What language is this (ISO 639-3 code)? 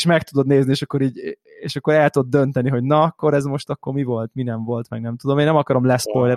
hun